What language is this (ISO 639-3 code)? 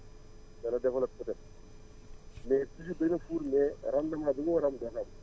wol